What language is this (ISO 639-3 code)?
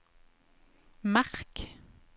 nor